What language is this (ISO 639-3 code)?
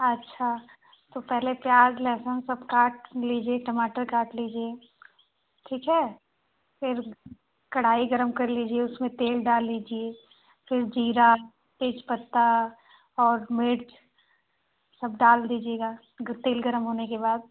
hin